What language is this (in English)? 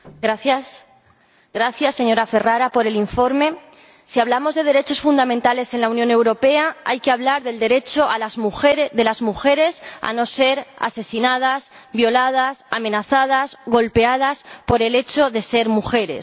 Spanish